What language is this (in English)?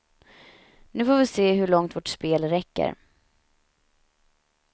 Swedish